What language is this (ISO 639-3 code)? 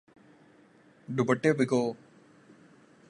urd